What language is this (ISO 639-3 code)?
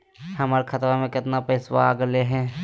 mag